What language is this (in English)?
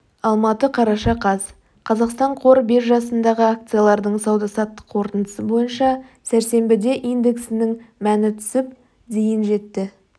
Kazakh